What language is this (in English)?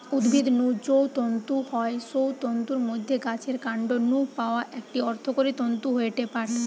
Bangla